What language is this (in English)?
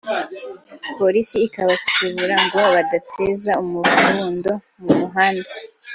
Kinyarwanda